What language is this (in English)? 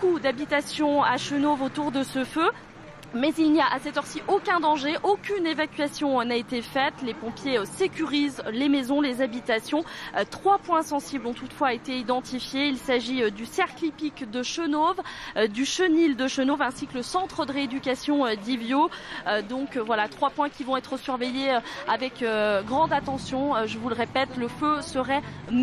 French